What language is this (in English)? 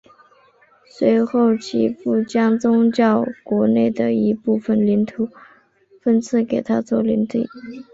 Chinese